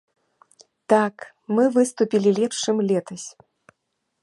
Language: Belarusian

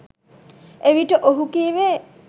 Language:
Sinhala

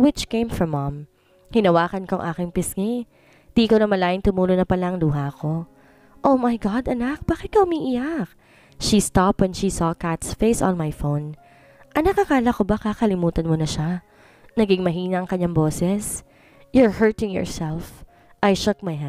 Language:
Filipino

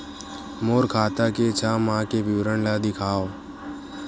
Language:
Chhattisgarhi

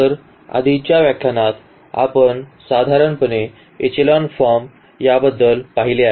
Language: Marathi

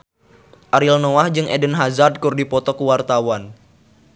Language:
Sundanese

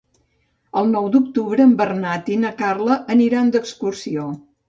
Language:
Catalan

